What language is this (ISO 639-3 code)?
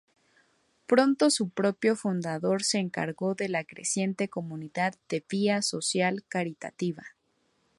spa